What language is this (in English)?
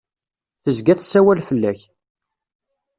Kabyle